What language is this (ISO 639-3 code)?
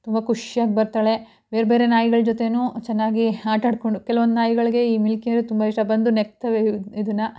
kan